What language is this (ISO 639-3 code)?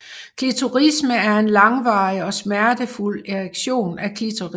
dan